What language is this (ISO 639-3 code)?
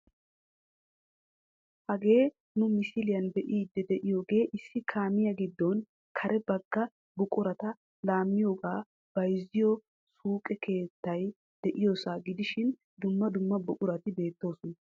wal